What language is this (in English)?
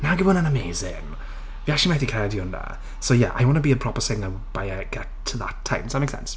Welsh